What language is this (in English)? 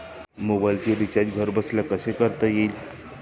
Marathi